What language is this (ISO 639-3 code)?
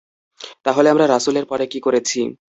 ben